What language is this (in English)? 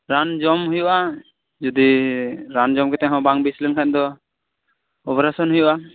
Santali